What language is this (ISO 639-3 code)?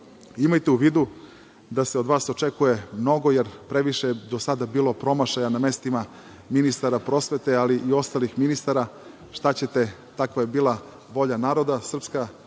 srp